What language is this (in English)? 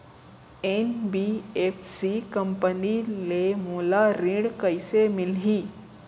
Chhattisgarhi